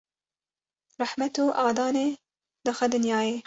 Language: Kurdish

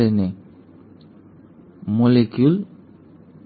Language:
Gujarati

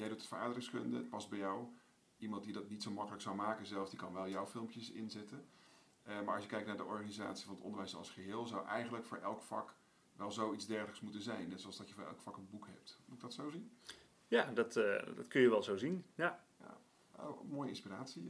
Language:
Dutch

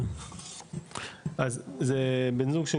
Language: Hebrew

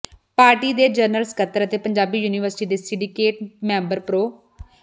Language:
Punjabi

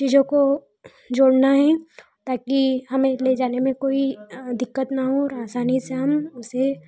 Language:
Hindi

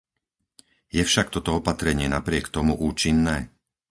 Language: Slovak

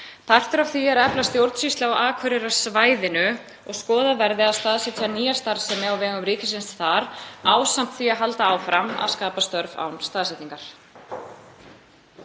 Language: Icelandic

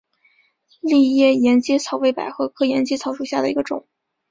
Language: Chinese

